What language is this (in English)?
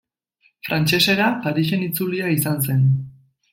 Basque